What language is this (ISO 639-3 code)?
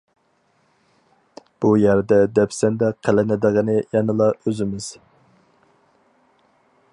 uig